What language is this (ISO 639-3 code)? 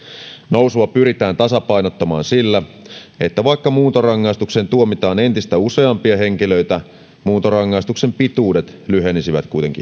fin